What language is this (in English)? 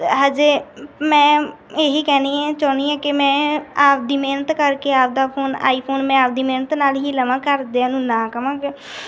Punjabi